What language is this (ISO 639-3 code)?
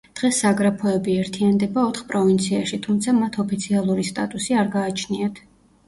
kat